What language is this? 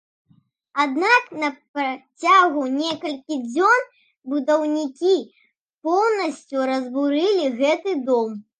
Belarusian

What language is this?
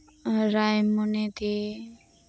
Santali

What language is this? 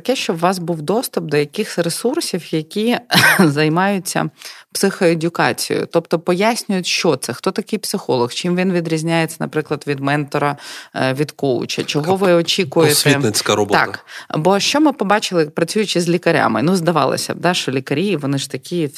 Ukrainian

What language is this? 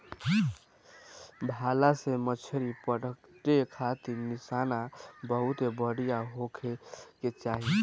Bhojpuri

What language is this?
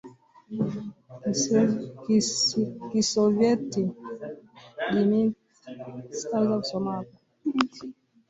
Swahili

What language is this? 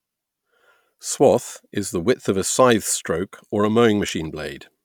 English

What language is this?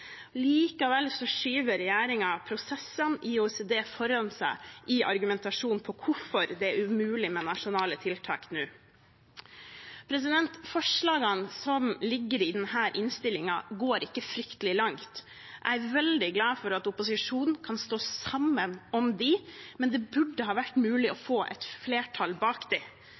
Norwegian Bokmål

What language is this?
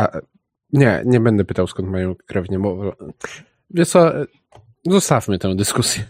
Polish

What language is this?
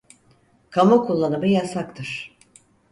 Turkish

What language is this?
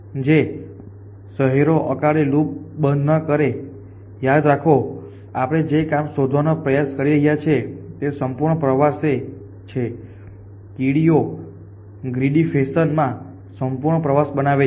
Gujarati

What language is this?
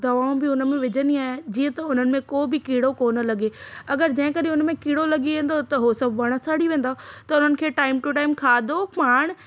Sindhi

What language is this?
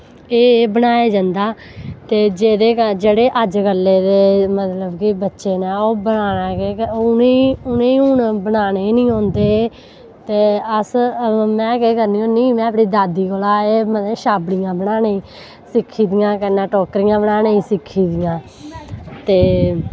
Dogri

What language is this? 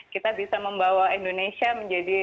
Indonesian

